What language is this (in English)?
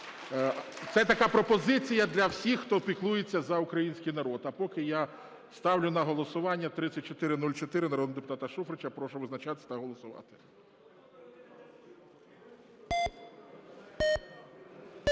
Ukrainian